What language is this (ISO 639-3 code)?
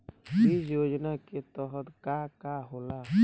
bho